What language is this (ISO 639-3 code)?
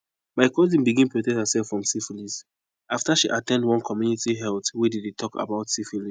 pcm